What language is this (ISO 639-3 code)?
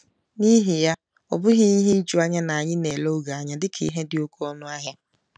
ibo